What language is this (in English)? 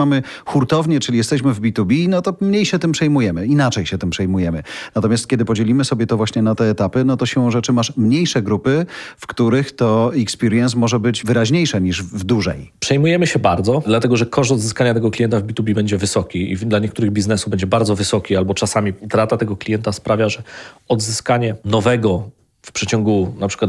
Polish